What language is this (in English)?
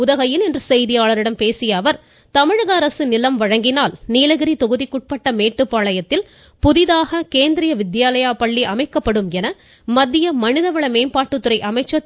Tamil